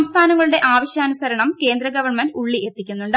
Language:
Malayalam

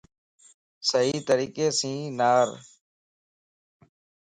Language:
Lasi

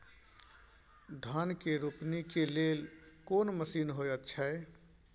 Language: Maithili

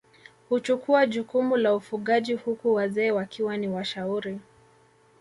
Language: Swahili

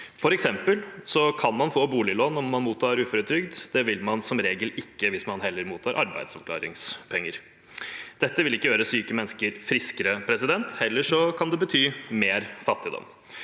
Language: Norwegian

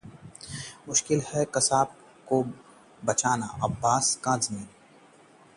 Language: Hindi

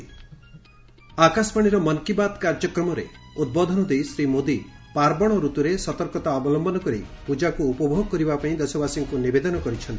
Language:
Odia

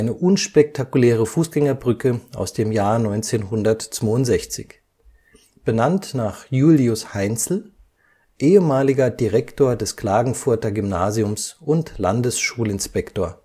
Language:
German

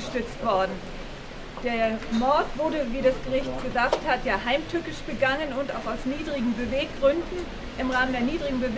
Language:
German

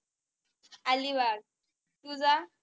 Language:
Marathi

